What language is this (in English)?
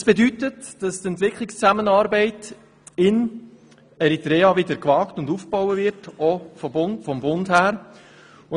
Swiss German